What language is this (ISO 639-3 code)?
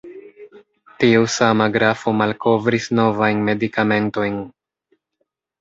epo